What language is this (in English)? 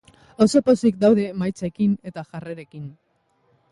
Basque